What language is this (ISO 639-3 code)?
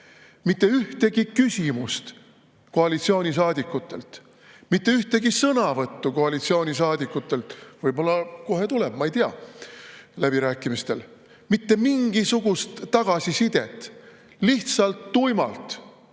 est